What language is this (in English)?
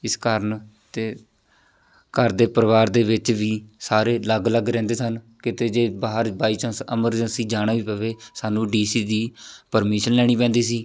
Punjabi